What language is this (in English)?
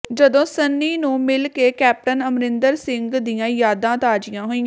Punjabi